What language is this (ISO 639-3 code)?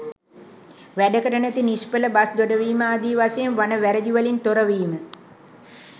sin